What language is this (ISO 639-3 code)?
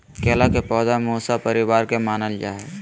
mag